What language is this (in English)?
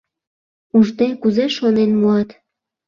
Mari